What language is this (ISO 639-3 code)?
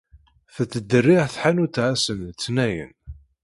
kab